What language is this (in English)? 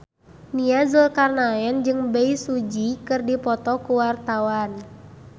Sundanese